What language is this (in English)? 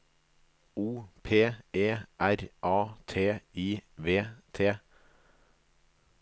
Norwegian